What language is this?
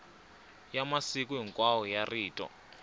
Tsonga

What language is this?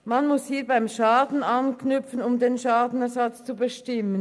Swiss German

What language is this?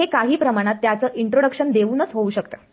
Marathi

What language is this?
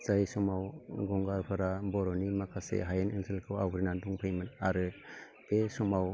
Bodo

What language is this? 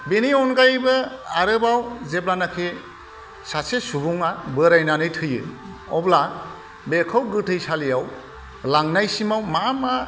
Bodo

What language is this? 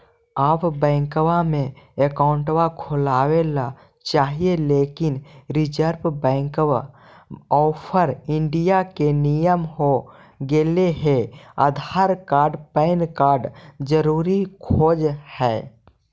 Magahi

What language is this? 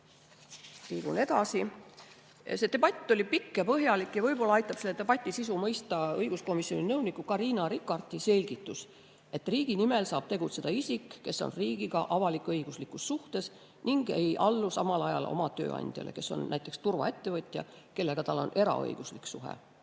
Estonian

